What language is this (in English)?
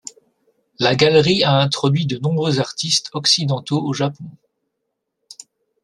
French